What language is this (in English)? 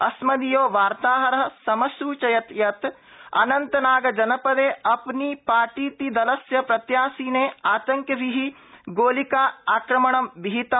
Sanskrit